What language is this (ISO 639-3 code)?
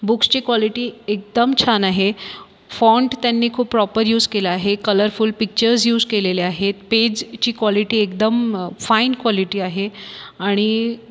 mar